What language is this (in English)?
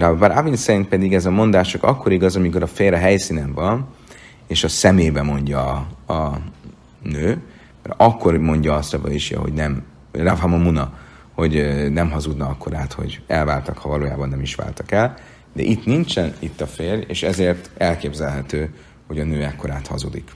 Hungarian